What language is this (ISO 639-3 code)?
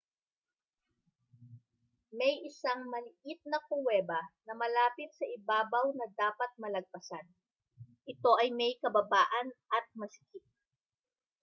fil